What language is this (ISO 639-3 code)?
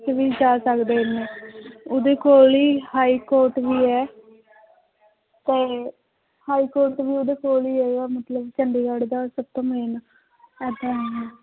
pan